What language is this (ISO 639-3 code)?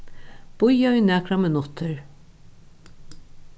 fao